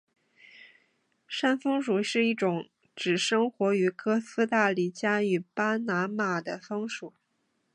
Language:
Chinese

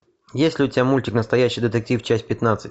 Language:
Russian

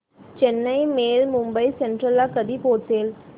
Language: Marathi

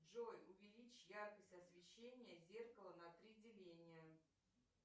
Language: Russian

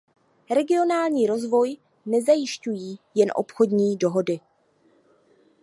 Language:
Czech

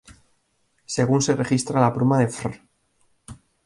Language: Spanish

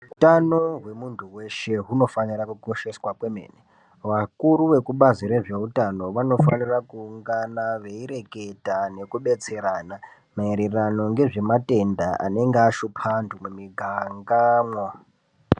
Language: Ndau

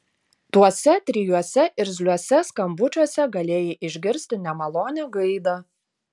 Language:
Lithuanian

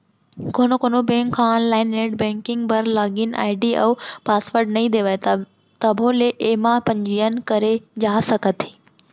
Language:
Chhattisgarhi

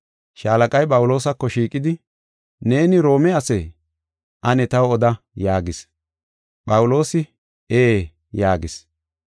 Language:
Gofa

